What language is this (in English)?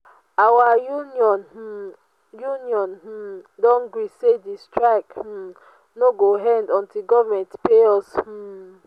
Nigerian Pidgin